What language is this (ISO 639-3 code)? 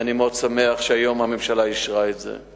heb